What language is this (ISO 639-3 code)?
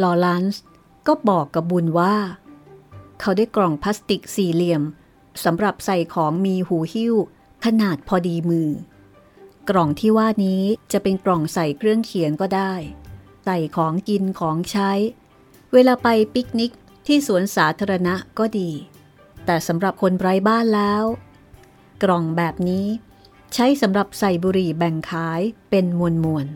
tha